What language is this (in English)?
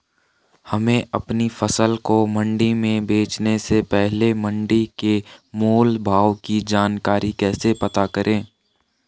Hindi